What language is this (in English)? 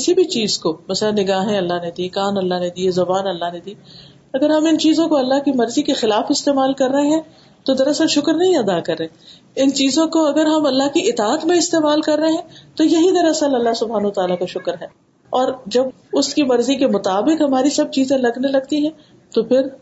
Urdu